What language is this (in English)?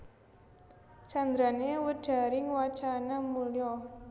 Javanese